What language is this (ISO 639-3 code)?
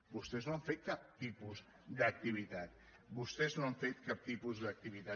cat